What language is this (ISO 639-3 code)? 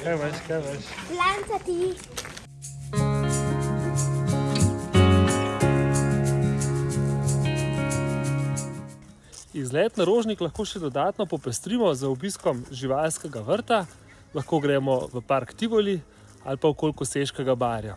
slv